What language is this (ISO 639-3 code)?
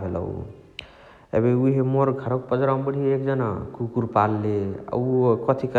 the